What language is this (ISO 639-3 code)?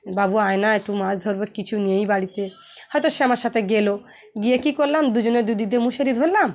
ben